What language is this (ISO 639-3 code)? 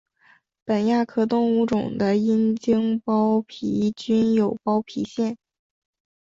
zho